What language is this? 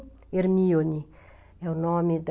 Portuguese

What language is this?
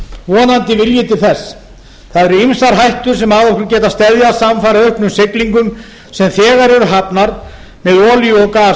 Icelandic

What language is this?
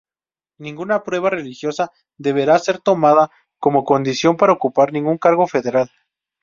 Spanish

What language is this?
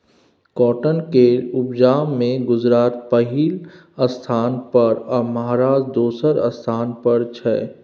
Maithili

